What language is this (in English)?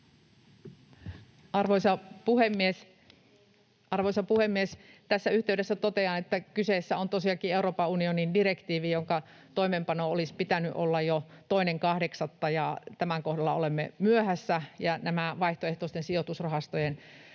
Finnish